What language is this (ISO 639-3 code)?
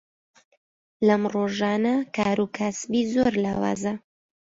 ckb